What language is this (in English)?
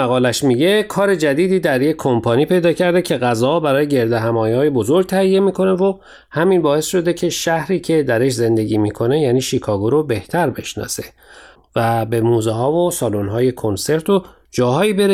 Persian